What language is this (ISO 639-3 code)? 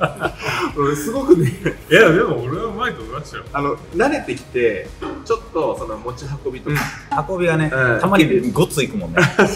jpn